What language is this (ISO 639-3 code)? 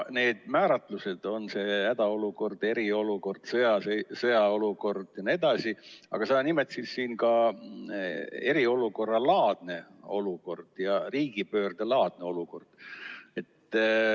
est